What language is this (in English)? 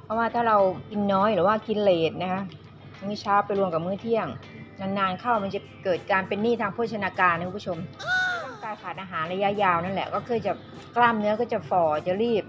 Thai